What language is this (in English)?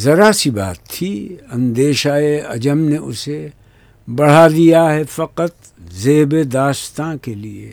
Urdu